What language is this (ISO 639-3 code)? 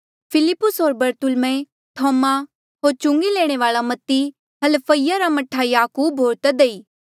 mjl